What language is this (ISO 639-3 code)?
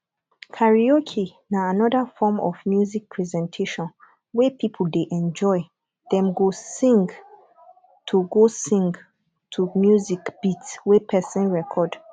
pcm